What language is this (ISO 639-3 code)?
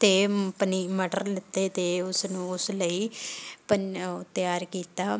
pan